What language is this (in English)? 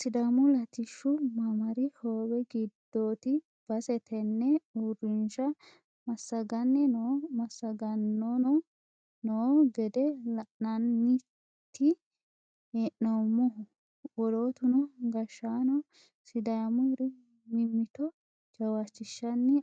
Sidamo